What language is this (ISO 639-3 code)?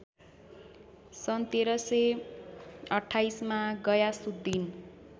nep